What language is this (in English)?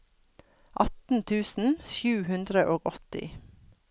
Norwegian